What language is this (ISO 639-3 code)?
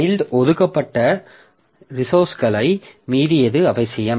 tam